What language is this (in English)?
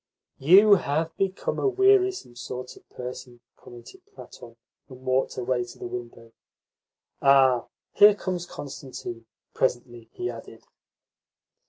English